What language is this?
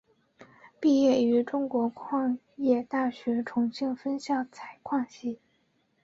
Chinese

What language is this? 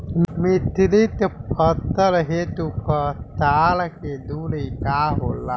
Bhojpuri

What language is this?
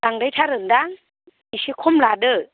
Bodo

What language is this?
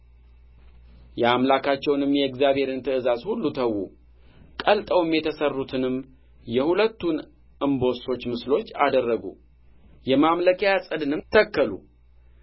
Amharic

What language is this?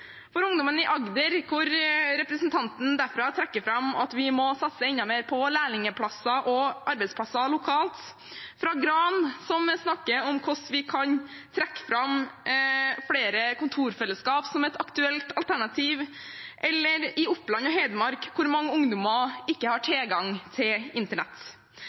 Norwegian Bokmål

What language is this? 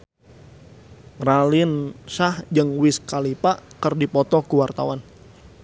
Sundanese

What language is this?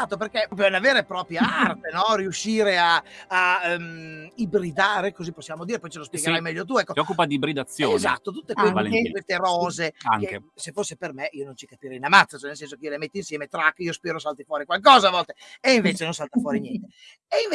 Italian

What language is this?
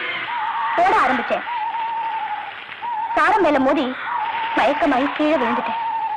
Indonesian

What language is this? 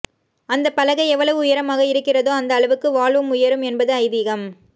Tamil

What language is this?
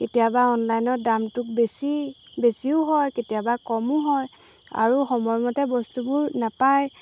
Assamese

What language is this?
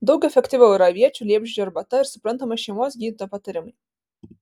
Lithuanian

